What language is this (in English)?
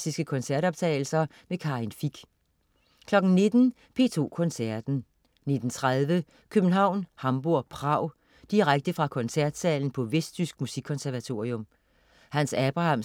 Danish